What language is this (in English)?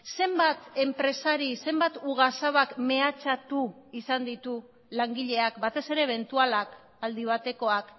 Basque